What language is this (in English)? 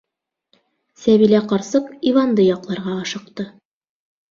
Bashkir